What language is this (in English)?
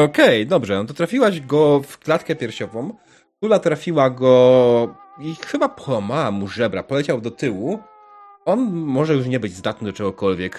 Polish